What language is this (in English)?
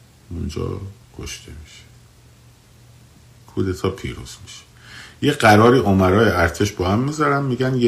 Persian